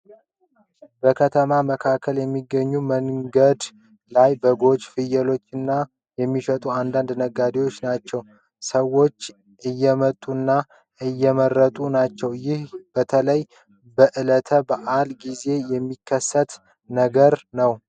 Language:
Amharic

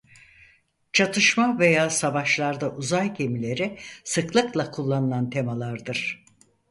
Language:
Turkish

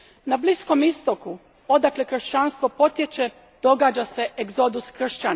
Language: Croatian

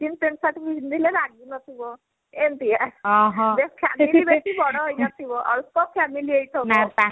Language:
Odia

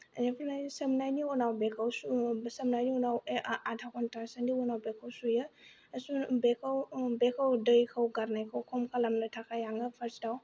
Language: Bodo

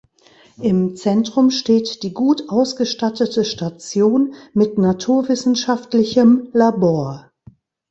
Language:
German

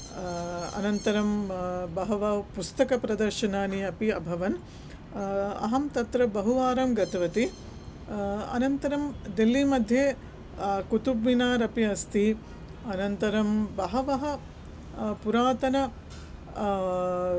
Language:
Sanskrit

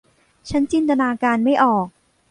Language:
Thai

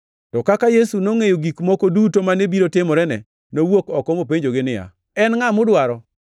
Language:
Luo (Kenya and Tanzania)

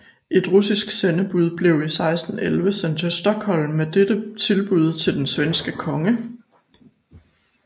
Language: Danish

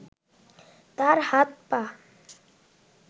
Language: Bangla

